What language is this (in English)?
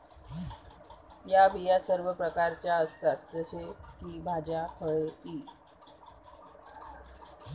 Marathi